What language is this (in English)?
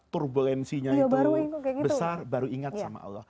Indonesian